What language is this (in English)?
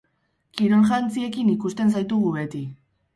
Basque